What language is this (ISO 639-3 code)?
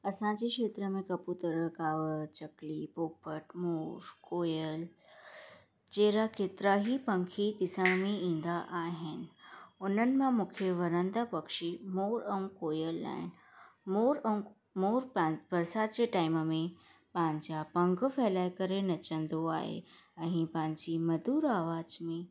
snd